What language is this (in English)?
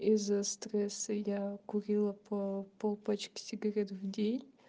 Russian